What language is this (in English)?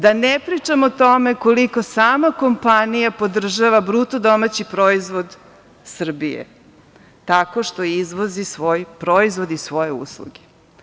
Serbian